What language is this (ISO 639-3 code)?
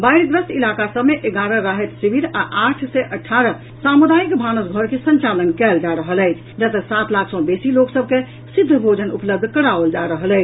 mai